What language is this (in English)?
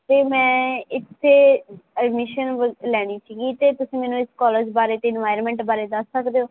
Punjabi